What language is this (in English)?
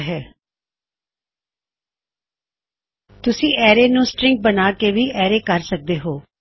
Punjabi